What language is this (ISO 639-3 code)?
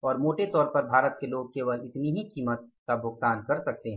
hin